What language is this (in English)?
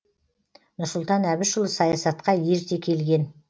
Kazakh